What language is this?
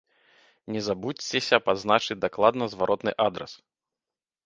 Belarusian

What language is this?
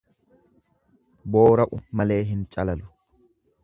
Oromo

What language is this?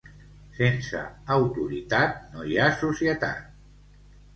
Catalan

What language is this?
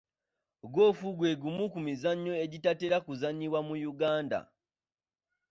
Ganda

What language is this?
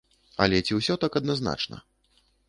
Belarusian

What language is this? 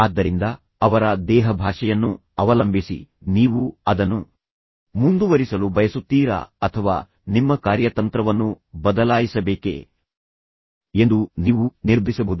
Kannada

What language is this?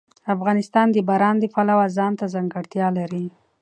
Pashto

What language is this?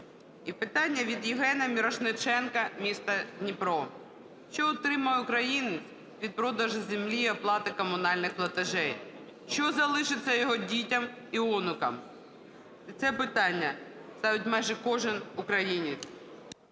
Ukrainian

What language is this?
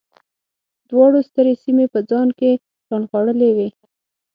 Pashto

